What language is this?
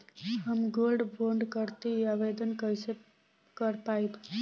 Bhojpuri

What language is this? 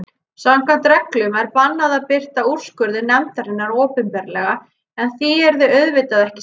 Icelandic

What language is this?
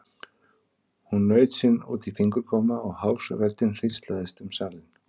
Icelandic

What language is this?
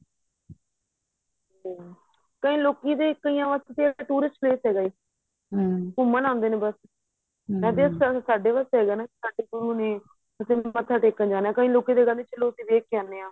Punjabi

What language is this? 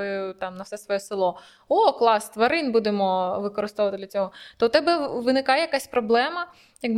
Ukrainian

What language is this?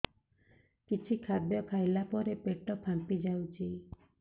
Odia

